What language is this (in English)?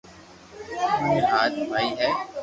Loarki